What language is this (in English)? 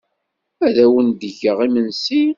Kabyle